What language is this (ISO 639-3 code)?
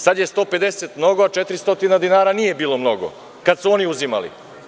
srp